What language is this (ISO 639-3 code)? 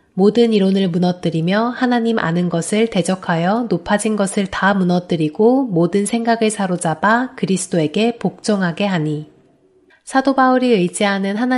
kor